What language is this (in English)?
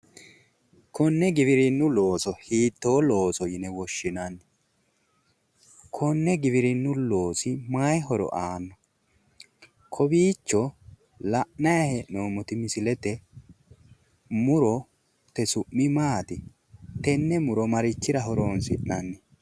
Sidamo